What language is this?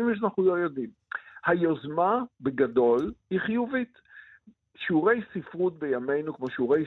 Hebrew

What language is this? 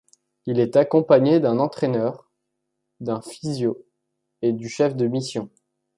French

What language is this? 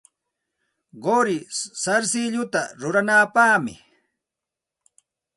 Santa Ana de Tusi Pasco Quechua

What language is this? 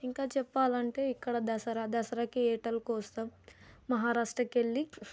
Telugu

